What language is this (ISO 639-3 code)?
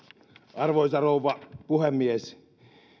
fin